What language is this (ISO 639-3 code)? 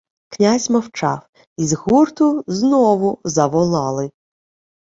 ukr